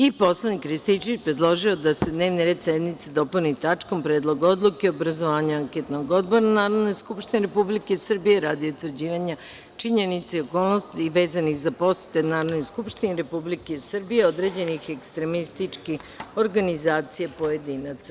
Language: Serbian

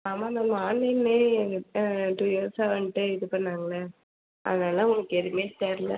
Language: Tamil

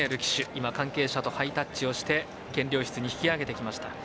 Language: Japanese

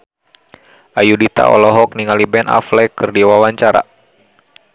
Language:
Sundanese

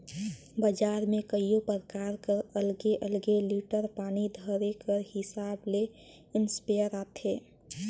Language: Chhattisgarhi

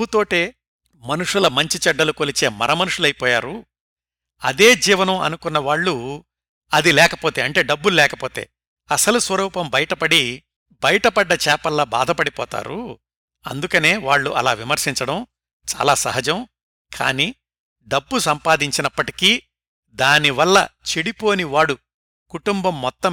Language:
Telugu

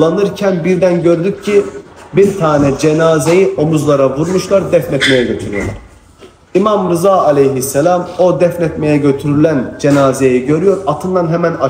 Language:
Turkish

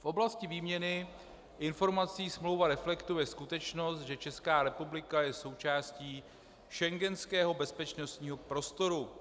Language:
Czech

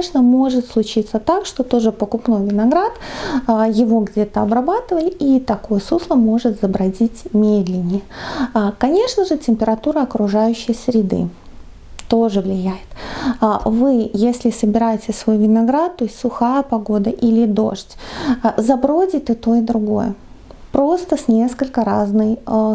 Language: Russian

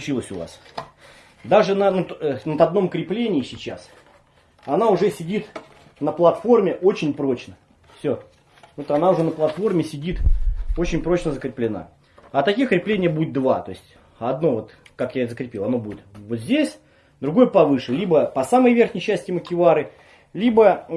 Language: Russian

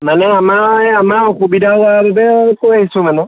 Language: Assamese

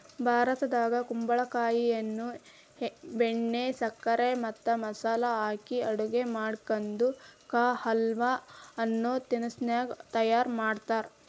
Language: Kannada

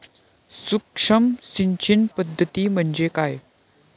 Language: Marathi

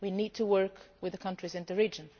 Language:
English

